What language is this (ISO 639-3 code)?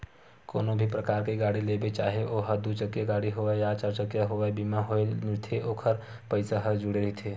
hne